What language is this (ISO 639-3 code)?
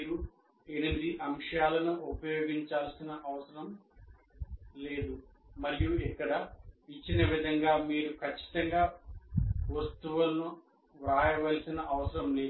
tel